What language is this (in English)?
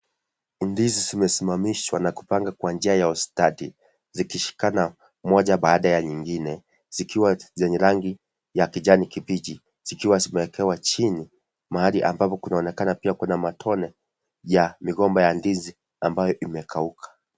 Swahili